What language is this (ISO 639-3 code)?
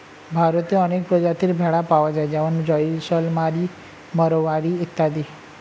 ben